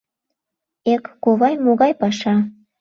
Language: Mari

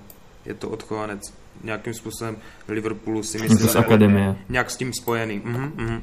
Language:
Czech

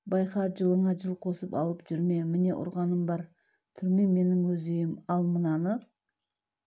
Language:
Kazakh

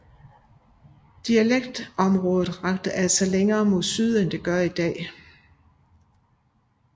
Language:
Danish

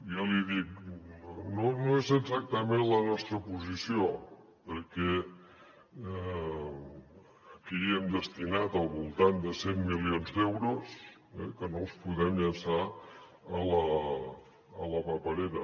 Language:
Catalan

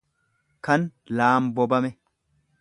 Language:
Oromo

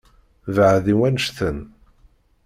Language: Kabyle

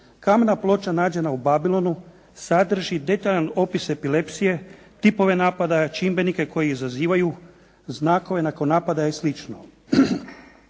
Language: Croatian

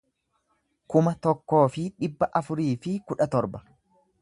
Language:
Oromo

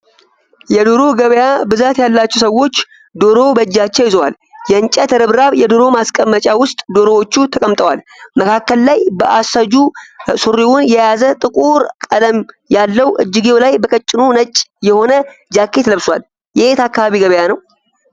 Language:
Amharic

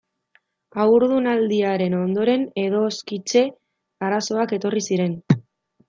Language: Basque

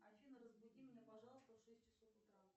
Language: Russian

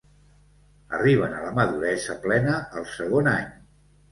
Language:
Catalan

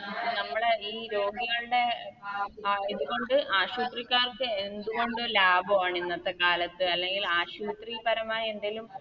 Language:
Malayalam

